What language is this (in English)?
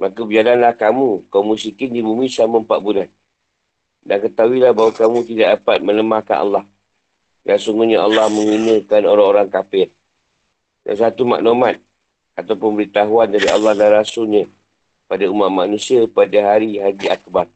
Malay